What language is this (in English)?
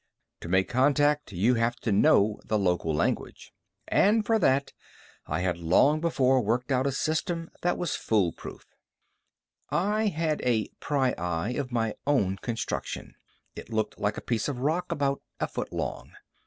English